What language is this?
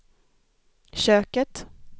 Swedish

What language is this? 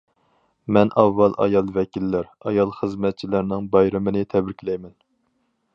Uyghur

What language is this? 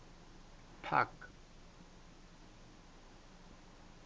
Southern Sotho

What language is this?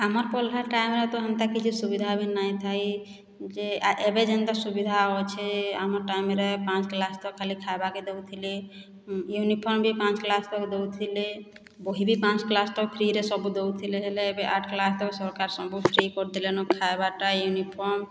Odia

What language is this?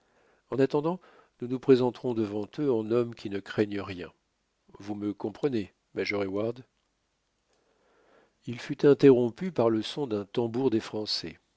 French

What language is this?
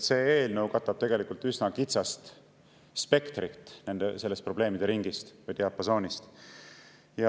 Estonian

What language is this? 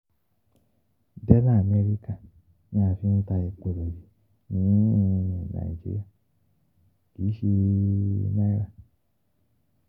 Yoruba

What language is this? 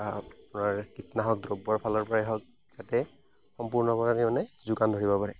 Assamese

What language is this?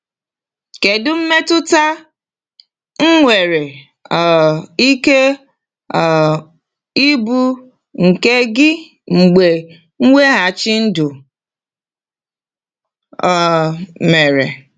Igbo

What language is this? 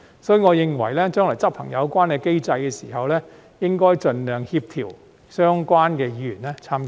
Cantonese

